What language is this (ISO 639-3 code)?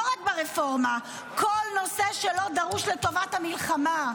heb